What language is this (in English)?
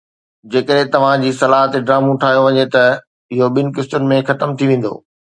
Sindhi